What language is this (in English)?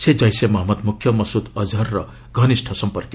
Odia